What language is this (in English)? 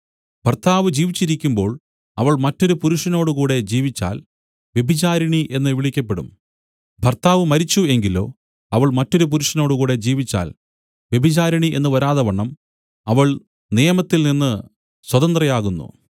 Malayalam